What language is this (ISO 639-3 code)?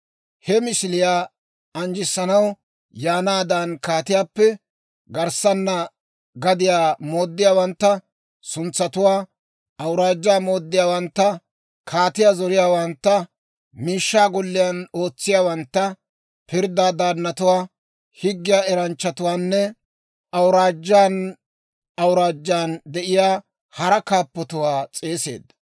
dwr